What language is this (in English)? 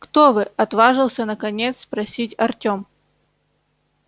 Russian